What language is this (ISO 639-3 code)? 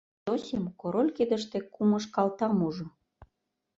chm